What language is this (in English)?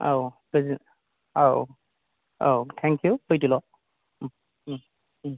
Bodo